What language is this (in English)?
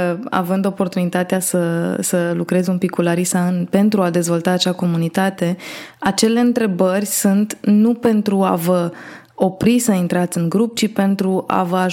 Romanian